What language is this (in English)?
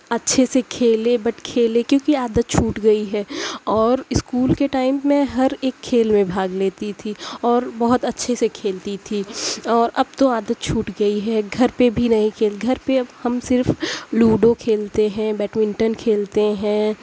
Urdu